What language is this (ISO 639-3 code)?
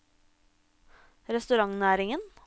nor